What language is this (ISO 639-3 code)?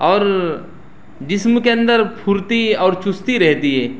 urd